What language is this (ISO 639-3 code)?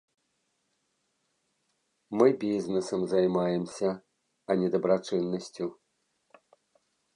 bel